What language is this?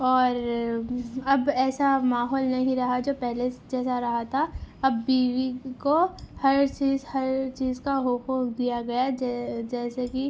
Urdu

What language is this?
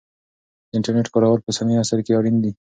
Pashto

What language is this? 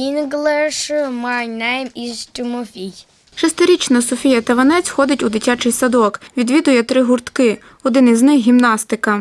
Ukrainian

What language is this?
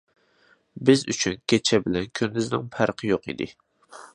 Uyghur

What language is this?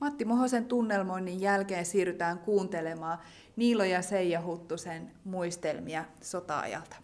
Finnish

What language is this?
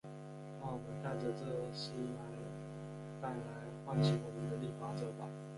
Chinese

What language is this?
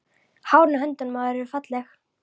Icelandic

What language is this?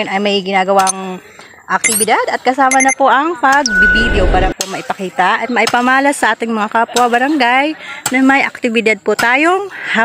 Filipino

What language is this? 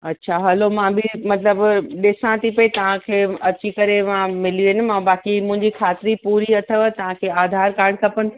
Sindhi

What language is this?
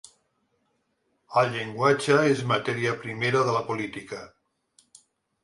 Catalan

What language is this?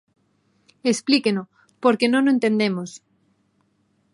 Galician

